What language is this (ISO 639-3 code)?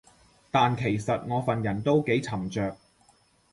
yue